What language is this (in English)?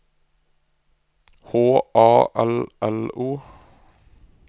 Norwegian